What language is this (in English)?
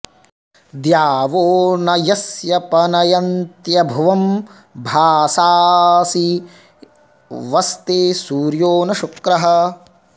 Sanskrit